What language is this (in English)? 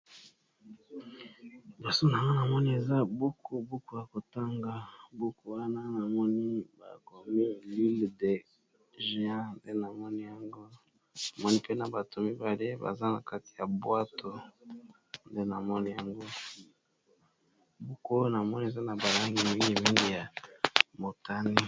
Lingala